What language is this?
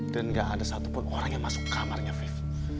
Indonesian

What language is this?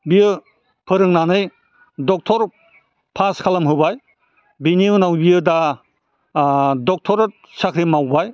Bodo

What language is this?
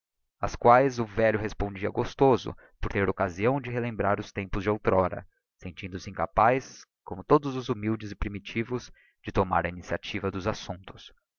Portuguese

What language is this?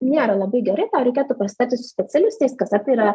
Lithuanian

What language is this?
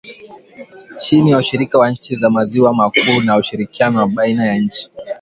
Swahili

